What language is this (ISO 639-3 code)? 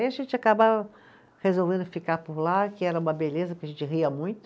por